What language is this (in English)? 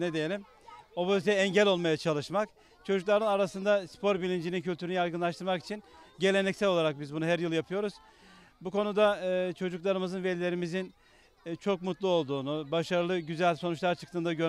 Turkish